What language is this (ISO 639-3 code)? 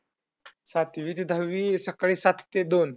mar